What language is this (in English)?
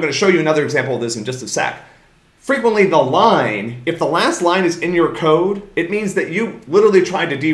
English